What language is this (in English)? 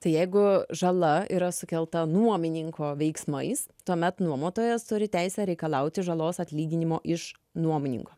Lithuanian